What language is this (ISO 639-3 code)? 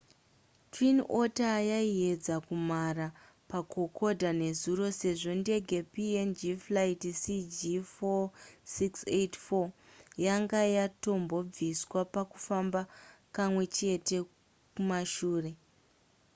sna